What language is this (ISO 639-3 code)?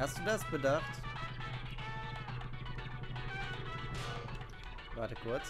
deu